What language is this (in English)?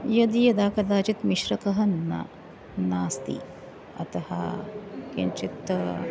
Sanskrit